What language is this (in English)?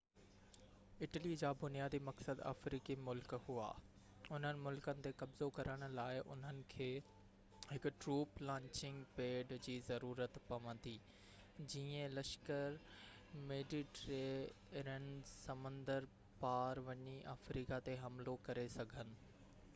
Sindhi